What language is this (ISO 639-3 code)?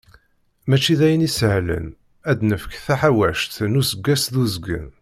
kab